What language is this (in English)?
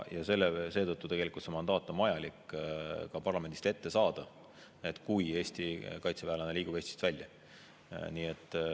Estonian